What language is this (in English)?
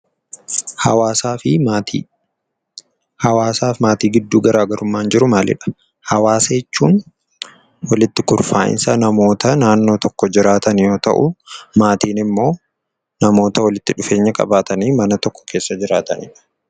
Oromo